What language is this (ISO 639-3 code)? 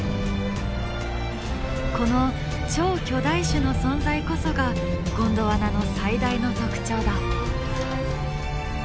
jpn